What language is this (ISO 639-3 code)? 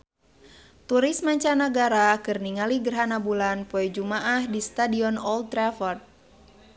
sun